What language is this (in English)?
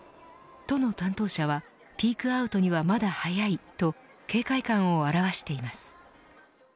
Japanese